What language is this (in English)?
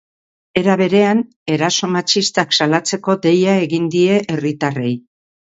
Basque